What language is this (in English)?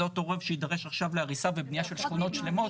Hebrew